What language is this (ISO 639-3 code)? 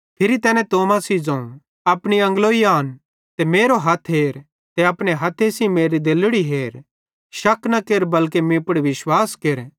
bhd